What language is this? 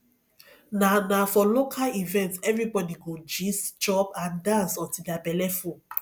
Nigerian Pidgin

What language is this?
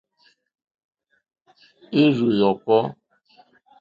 Mokpwe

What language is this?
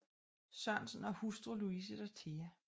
Danish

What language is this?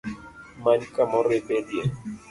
Luo (Kenya and Tanzania)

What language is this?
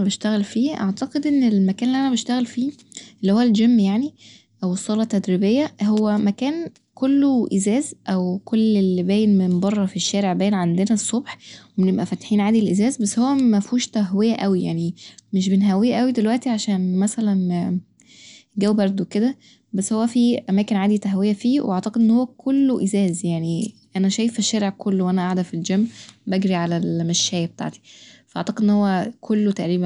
Egyptian Arabic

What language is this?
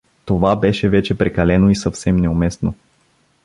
Bulgarian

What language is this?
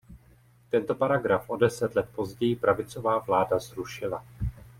Czech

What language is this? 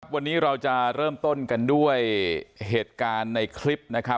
Thai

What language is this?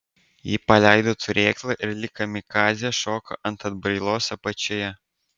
Lithuanian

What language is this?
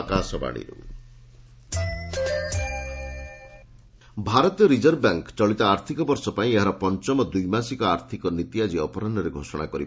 Odia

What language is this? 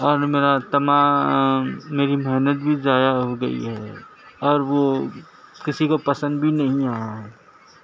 Urdu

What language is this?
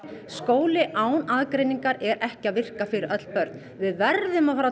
Icelandic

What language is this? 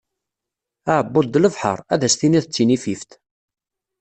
Kabyle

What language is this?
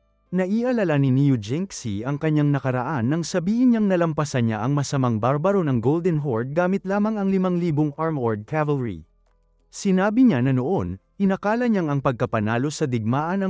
Filipino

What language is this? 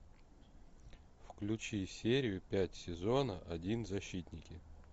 Russian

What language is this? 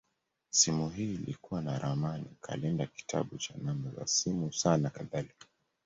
Swahili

